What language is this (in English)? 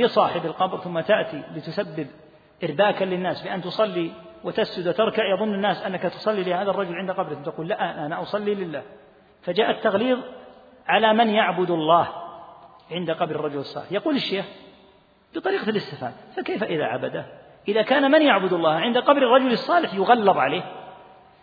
Arabic